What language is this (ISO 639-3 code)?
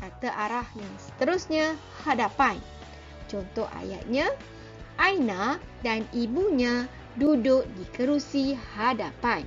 msa